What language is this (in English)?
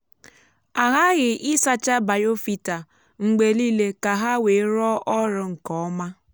Igbo